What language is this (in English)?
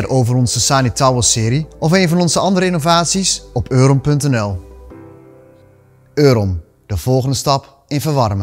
Dutch